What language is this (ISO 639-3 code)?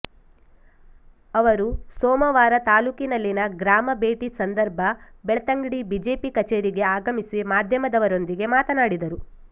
kan